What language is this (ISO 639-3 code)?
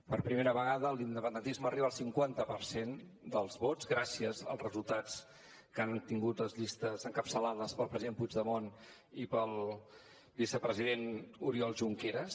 cat